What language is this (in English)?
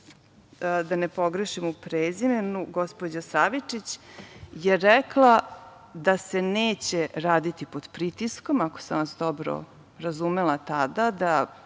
Serbian